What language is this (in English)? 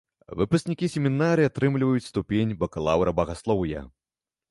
Belarusian